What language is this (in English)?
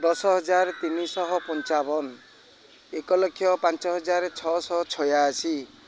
Odia